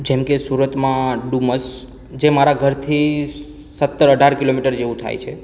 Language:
Gujarati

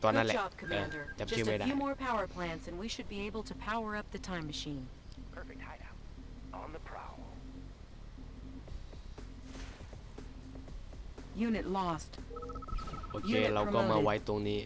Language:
Thai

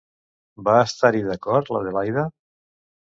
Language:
Catalan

